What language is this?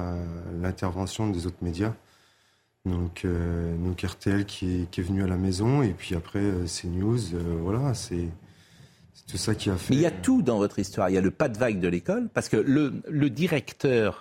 French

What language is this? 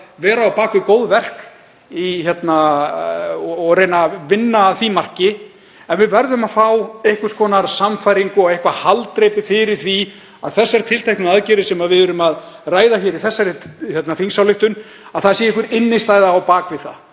Icelandic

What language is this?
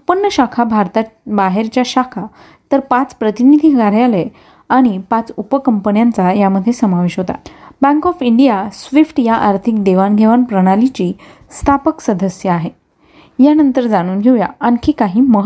Marathi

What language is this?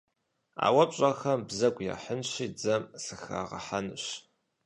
Kabardian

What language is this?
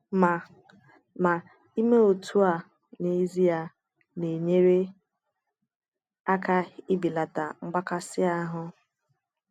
Igbo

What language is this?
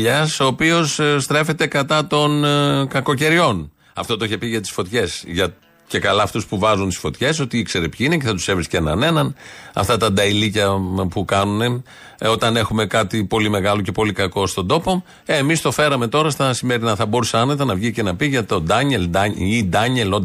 Greek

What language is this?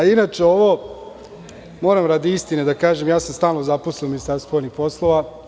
Serbian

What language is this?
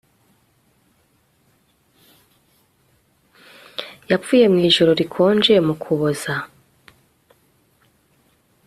Kinyarwanda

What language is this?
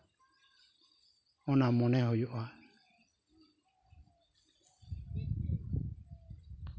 Santali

